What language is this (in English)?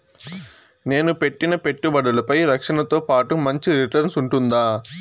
Telugu